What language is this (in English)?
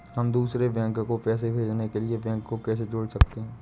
Hindi